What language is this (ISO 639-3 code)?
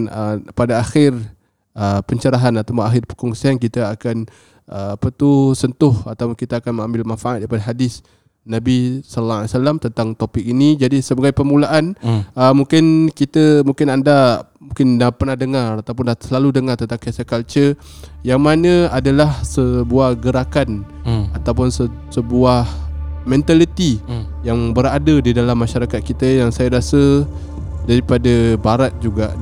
msa